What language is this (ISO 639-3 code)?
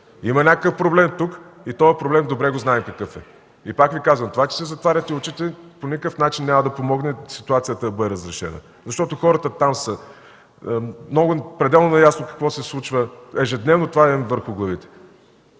bul